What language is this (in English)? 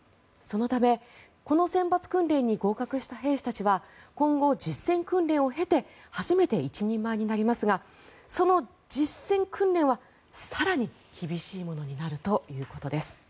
Japanese